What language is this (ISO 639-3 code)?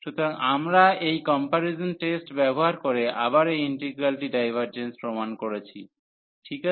ben